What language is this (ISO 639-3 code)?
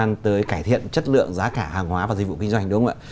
vie